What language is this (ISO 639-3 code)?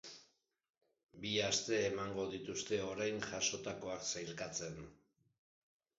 eus